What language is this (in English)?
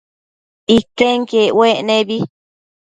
Matsés